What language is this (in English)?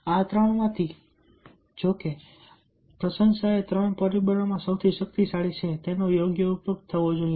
Gujarati